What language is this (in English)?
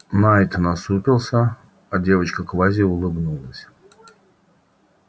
Russian